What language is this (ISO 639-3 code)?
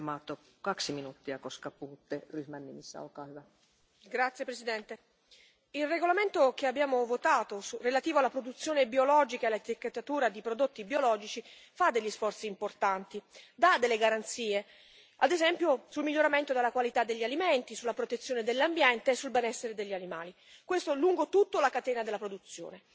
ita